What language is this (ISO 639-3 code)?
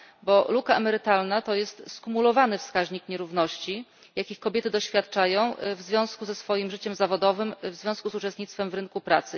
pol